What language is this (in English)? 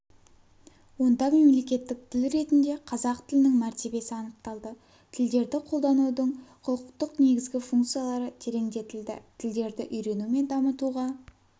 Kazakh